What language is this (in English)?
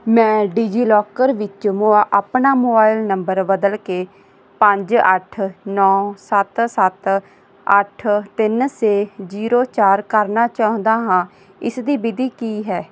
Punjabi